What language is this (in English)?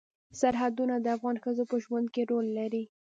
Pashto